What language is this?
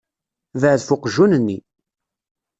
Kabyle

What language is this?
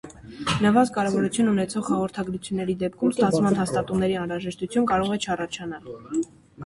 Armenian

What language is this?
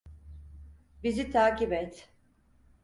Turkish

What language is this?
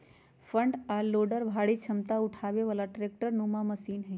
Magahi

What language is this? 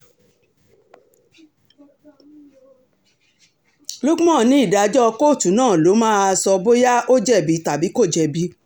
Yoruba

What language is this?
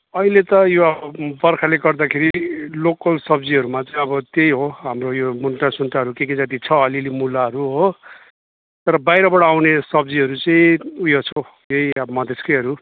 Nepali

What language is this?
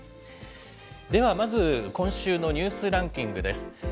Japanese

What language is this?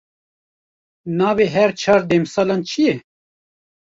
Kurdish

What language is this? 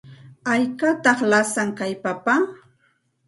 Santa Ana de Tusi Pasco Quechua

